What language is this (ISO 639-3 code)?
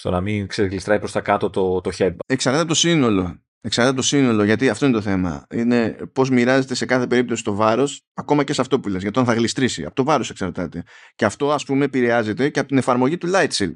ell